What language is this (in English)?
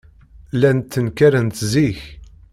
Kabyle